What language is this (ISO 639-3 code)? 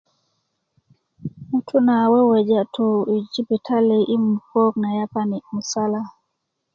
ukv